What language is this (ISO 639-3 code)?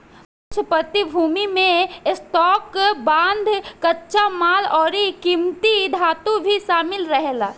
bho